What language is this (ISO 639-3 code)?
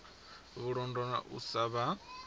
ven